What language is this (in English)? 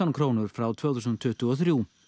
Icelandic